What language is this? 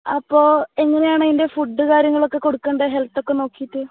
Malayalam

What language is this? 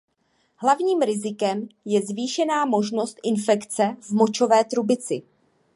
Czech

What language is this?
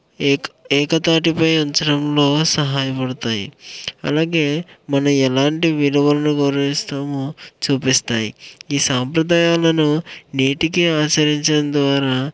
Telugu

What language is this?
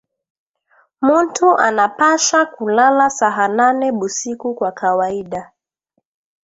Swahili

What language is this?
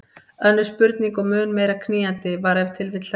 Icelandic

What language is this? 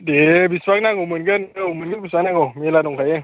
Bodo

